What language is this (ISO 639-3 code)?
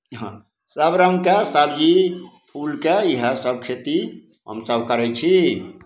mai